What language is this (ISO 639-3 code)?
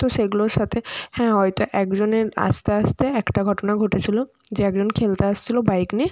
ben